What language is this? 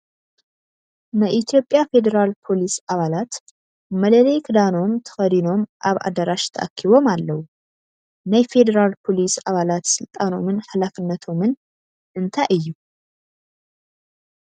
Tigrinya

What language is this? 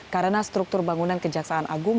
Indonesian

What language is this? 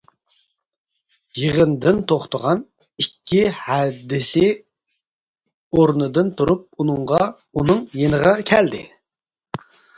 Uyghur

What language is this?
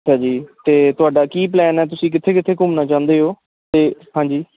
Punjabi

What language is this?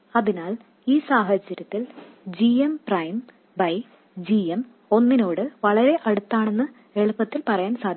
Malayalam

